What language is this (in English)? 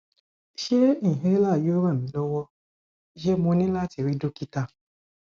Yoruba